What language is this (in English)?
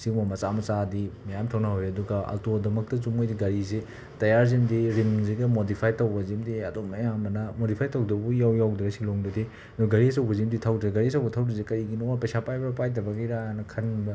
Manipuri